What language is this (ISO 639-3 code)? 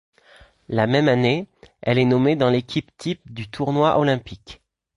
fra